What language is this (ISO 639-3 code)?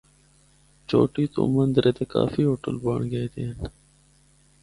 hno